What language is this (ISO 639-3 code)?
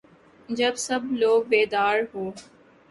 urd